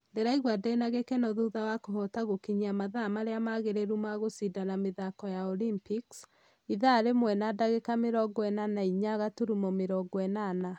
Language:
Kikuyu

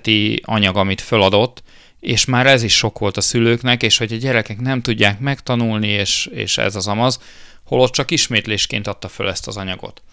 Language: Hungarian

